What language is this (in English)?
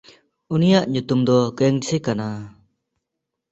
Santali